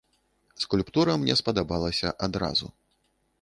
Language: Belarusian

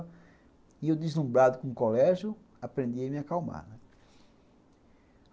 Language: Portuguese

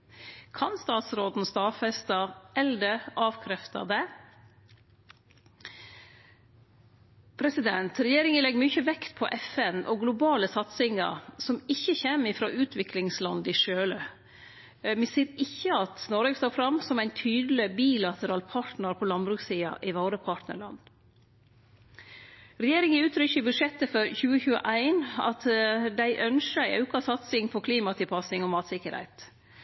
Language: Norwegian Nynorsk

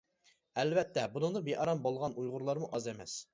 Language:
Uyghur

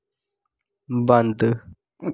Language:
Dogri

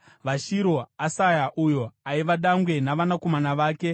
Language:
Shona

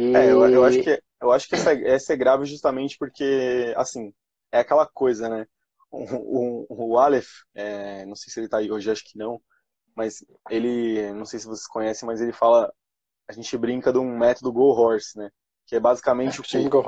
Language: Portuguese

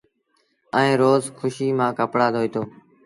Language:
Sindhi Bhil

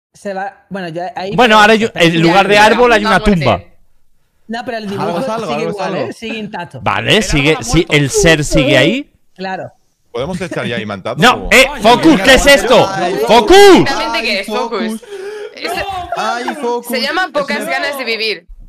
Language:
Spanish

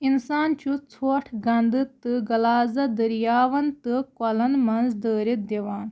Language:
Kashmiri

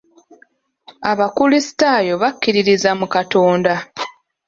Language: Ganda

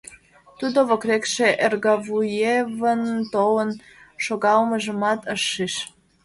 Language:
Mari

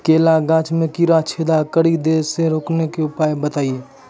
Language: Maithili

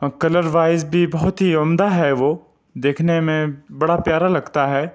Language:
Urdu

